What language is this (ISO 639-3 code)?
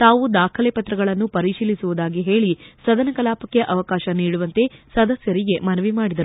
kan